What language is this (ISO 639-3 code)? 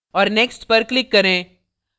hin